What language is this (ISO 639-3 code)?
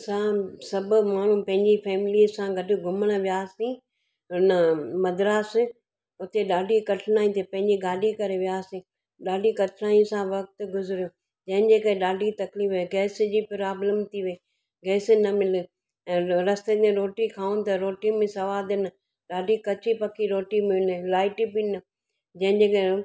snd